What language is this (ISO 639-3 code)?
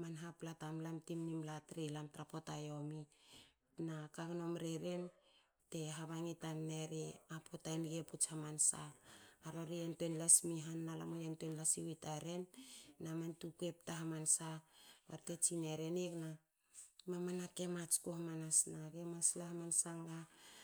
hao